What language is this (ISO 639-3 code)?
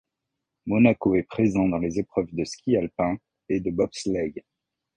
fra